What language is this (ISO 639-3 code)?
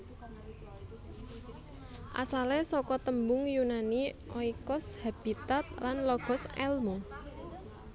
jav